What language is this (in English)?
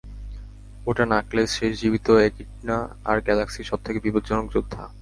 Bangla